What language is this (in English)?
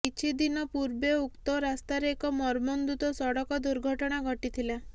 Odia